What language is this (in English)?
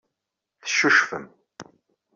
Kabyle